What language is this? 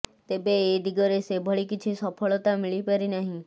Odia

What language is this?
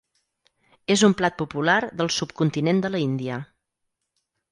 Catalan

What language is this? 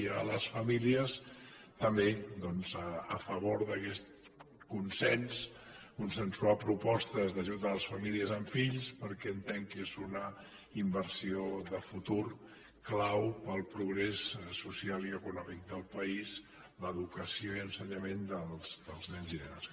Catalan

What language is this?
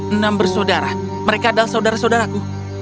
Indonesian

